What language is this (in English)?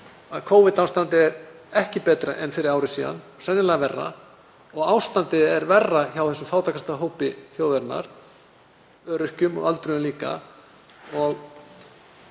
Icelandic